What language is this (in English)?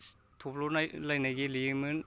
Bodo